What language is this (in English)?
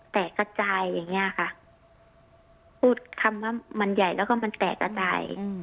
Thai